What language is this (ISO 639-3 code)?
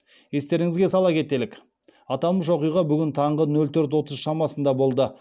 kaz